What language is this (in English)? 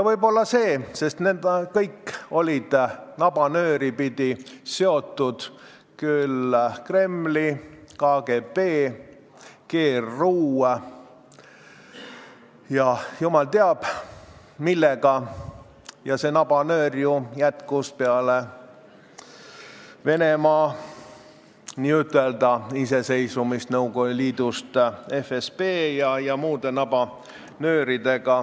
Estonian